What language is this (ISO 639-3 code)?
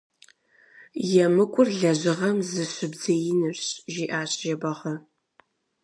kbd